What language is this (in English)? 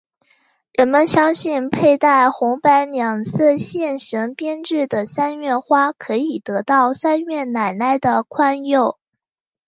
Chinese